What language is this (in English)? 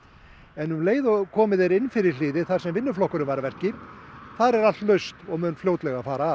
Icelandic